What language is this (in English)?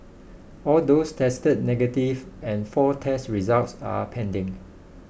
English